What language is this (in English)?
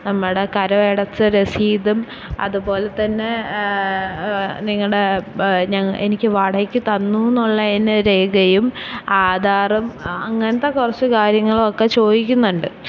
Malayalam